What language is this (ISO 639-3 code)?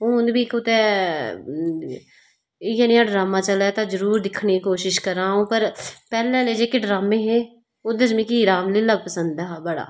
doi